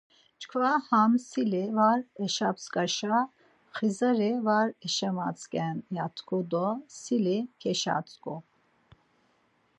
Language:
Laz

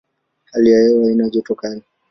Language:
Swahili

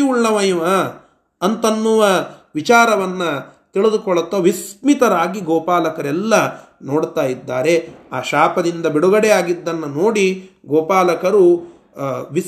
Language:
Kannada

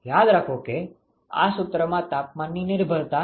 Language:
Gujarati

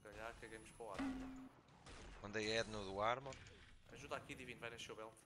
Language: Portuguese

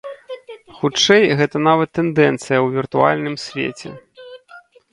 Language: Belarusian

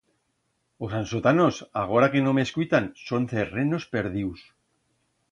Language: Aragonese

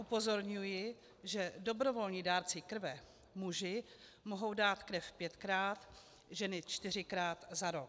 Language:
Czech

